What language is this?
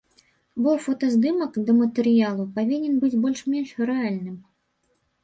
Belarusian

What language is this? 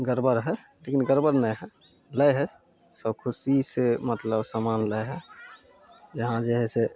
Maithili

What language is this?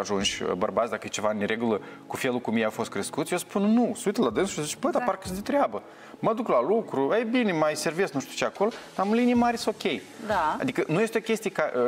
Romanian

